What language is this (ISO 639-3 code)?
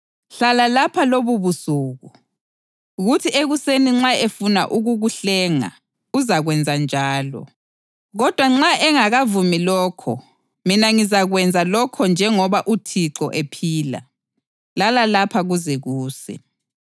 nde